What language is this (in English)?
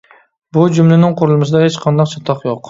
Uyghur